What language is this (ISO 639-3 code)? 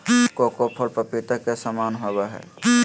mag